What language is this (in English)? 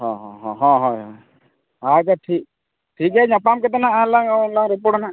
Santali